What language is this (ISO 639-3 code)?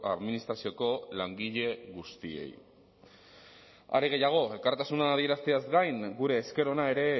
eus